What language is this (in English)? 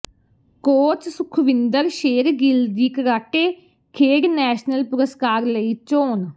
Punjabi